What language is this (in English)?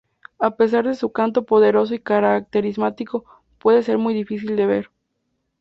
Spanish